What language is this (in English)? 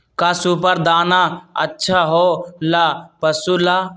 Magahi